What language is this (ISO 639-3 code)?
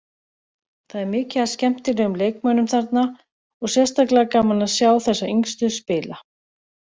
isl